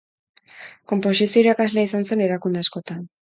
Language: Basque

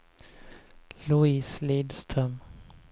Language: Swedish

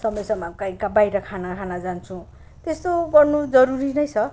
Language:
Nepali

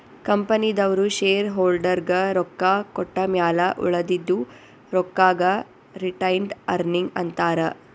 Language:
Kannada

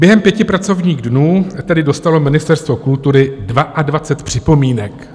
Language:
Czech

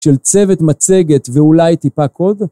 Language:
Hebrew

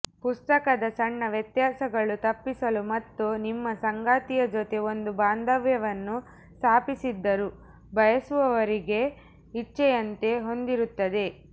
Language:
Kannada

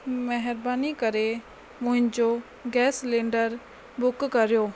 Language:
Sindhi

